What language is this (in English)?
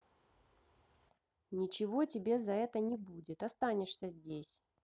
Russian